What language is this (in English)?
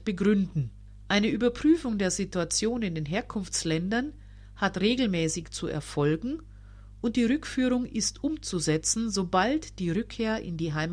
German